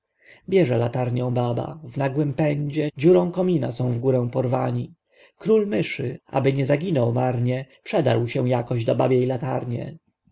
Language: Polish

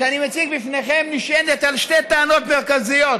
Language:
Hebrew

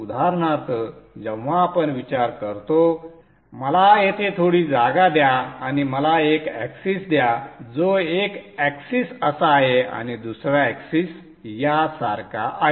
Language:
Marathi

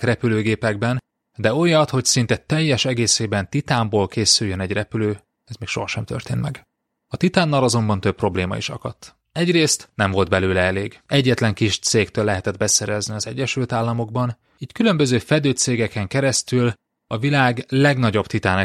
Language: Hungarian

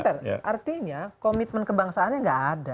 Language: Indonesian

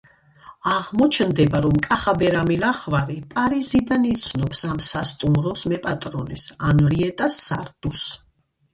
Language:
Georgian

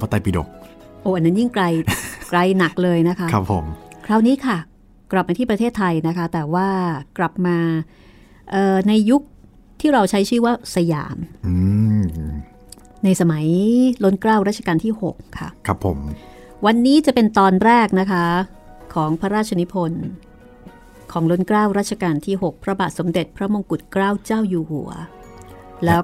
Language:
Thai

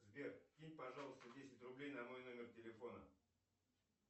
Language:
Russian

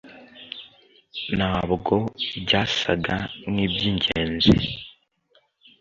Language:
Kinyarwanda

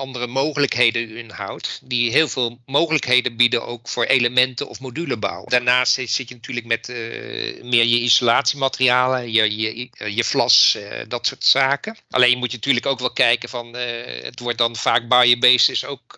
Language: Dutch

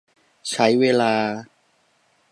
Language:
Thai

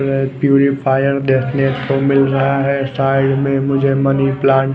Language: Hindi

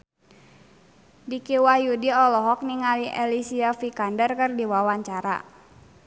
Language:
Sundanese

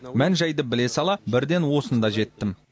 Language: Kazakh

